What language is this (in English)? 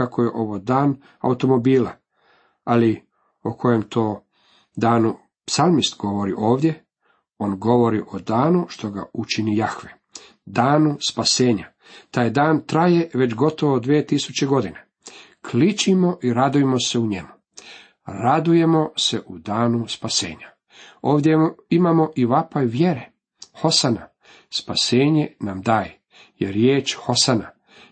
Croatian